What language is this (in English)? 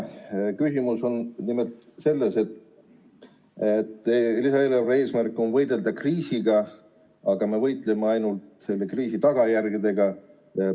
Estonian